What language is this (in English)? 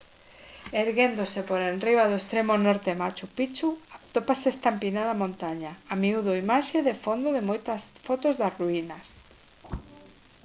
Galician